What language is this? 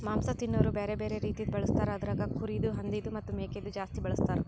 Kannada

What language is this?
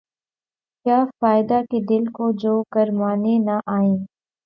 Urdu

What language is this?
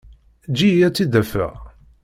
Kabyle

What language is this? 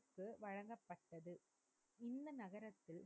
Tamil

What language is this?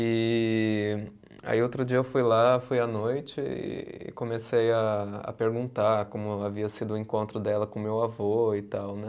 Portuguese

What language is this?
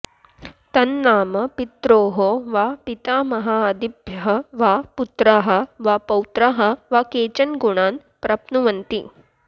Sanskrit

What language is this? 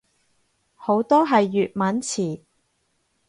Cantonese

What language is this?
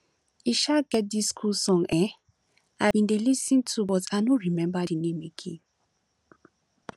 Nigerian Pidgin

